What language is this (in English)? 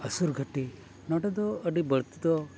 Santali